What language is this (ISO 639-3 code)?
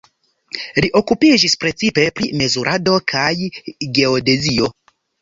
epo